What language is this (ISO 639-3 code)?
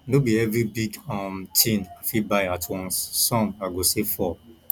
pcm